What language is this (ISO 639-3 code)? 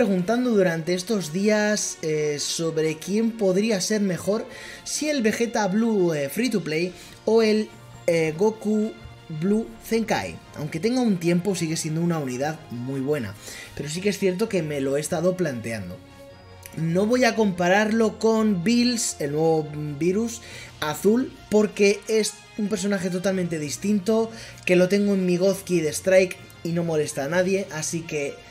spa